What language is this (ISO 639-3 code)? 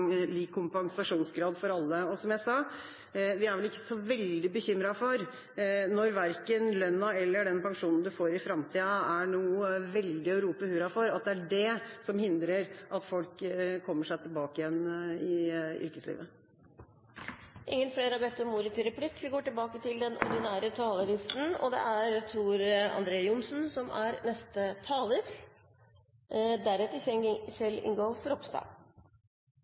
nob